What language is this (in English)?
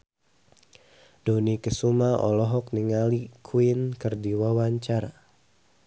Sundanese